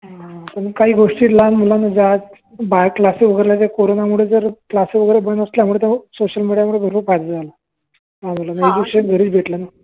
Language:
Marathi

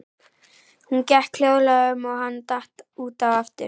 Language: Icelandic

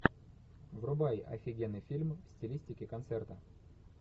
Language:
Russian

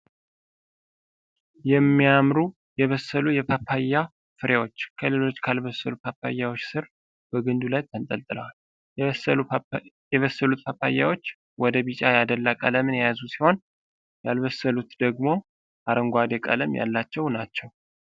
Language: Amharic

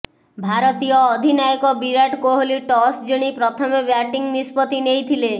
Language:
Odia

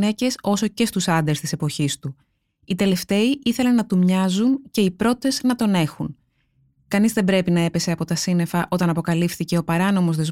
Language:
Greek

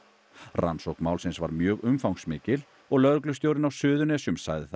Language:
Icelandic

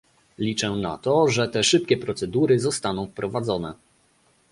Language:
Polish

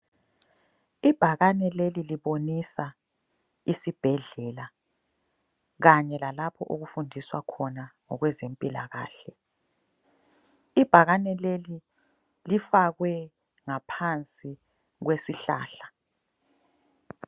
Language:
North Ndebele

